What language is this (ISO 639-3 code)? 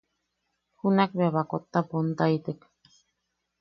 yaq